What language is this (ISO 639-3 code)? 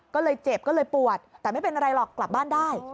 tha